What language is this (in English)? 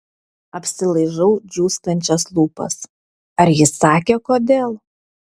Lithuanian